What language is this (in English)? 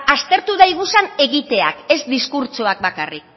Basque